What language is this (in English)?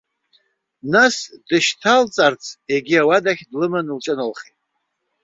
Abkhazian